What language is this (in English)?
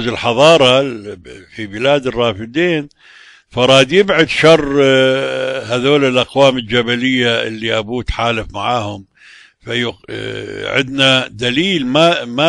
Arabic